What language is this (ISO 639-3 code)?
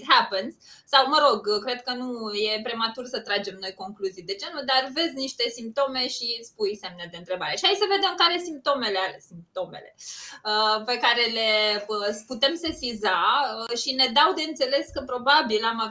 ron